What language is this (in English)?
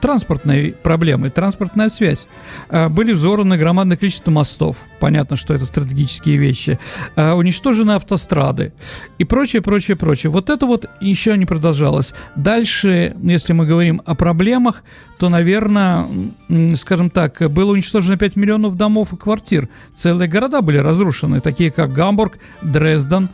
Russian